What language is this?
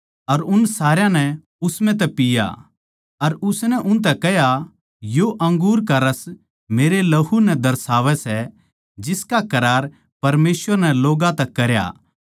Haryanvi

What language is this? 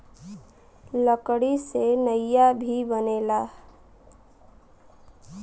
Bhojpuri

